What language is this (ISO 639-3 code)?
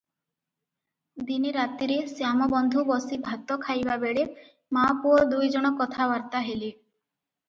ori